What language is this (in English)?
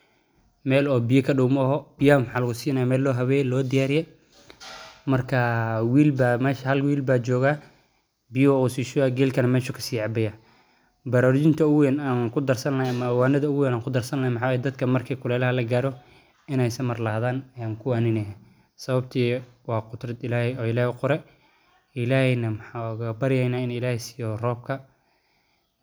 Somali